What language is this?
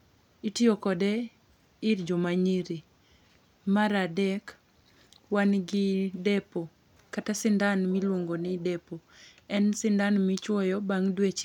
Luo (Kenya and Tanzania)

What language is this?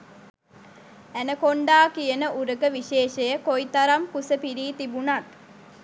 Sinhala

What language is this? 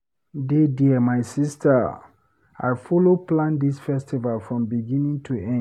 Nigerian Pidgin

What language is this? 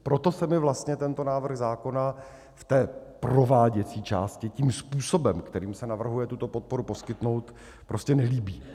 Czech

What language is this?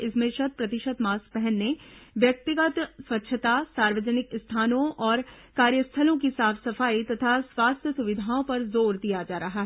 Hindi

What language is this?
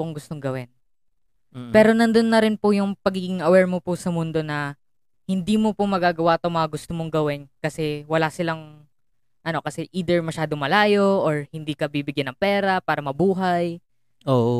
Filipino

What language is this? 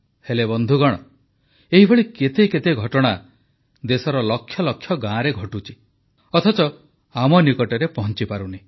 Odia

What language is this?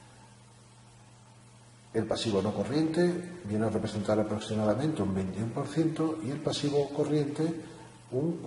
Spanish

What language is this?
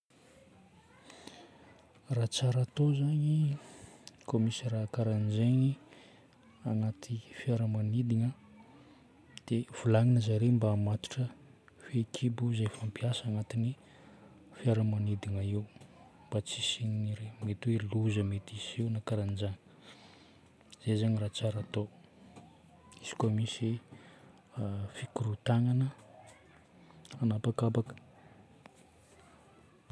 Northern Betsimisaraka Malagasy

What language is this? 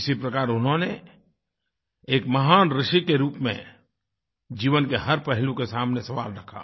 Hindi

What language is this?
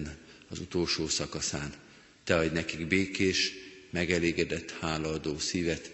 Hungarian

